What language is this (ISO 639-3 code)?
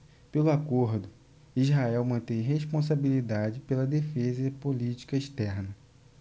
por